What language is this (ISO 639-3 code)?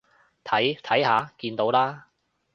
yue